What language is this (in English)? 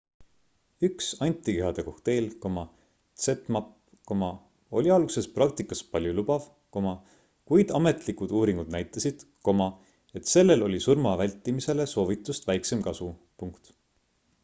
Estonian